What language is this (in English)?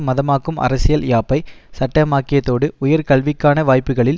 Tamil